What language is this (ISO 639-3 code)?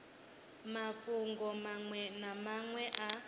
ven